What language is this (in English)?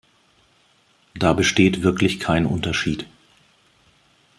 German